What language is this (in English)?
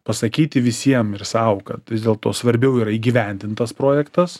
Lithuanian